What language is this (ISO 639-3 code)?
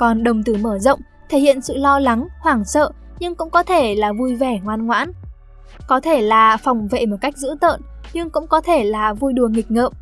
vie